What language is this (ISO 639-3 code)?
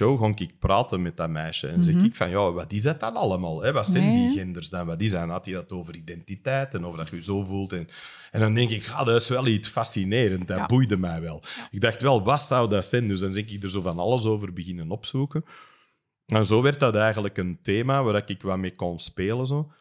nld